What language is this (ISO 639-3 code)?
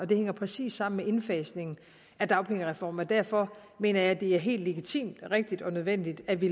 dan